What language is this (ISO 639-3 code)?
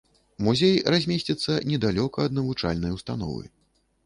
bel